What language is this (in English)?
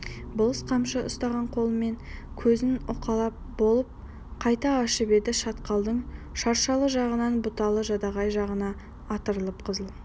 Kazakh